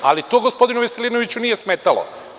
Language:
Serbian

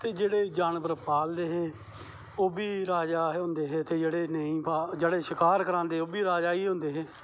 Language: Dogri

